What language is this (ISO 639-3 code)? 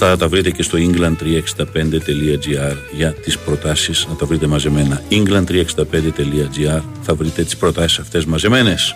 ell